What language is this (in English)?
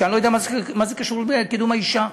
Hebrew